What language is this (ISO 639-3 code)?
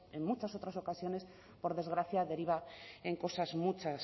spa